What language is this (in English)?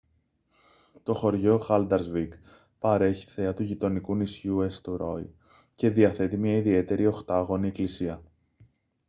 Greek